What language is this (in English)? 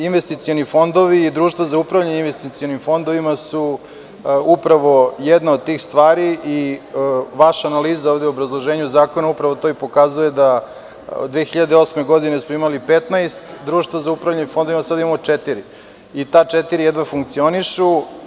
Serbian